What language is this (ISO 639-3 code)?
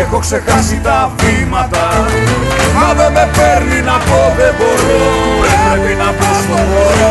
ell